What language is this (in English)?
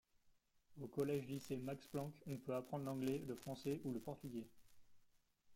French